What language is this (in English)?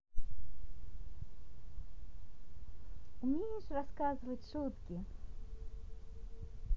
Russian